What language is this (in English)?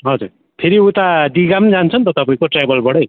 Nepali